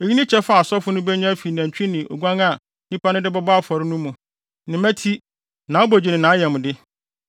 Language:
Akan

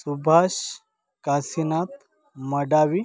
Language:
Marathi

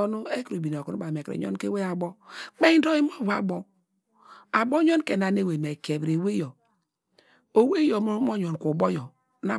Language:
Degema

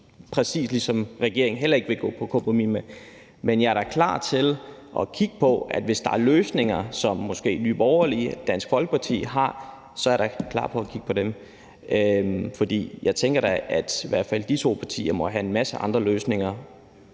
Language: Danish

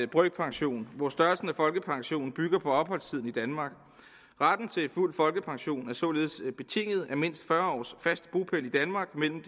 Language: Danish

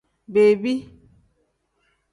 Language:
Tem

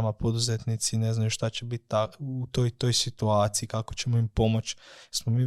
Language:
Croatian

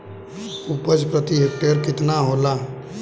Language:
Bhojpuri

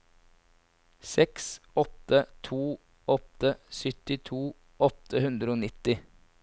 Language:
Norwegian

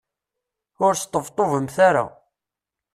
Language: Kabyle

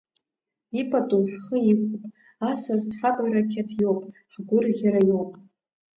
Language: Abkhazian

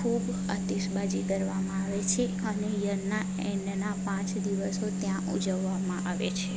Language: Gujarati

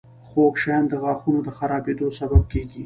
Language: Pashto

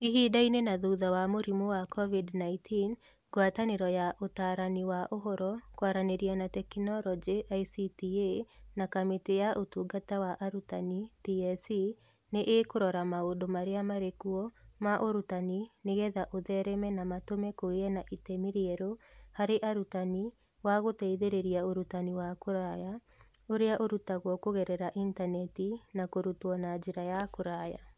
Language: Kikuyu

